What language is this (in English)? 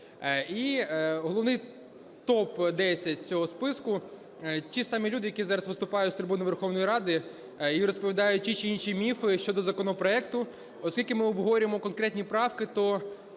Ukrainian